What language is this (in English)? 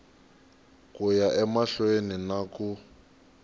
Tsonga